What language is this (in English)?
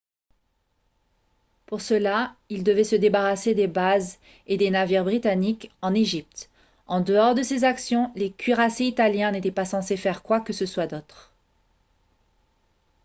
French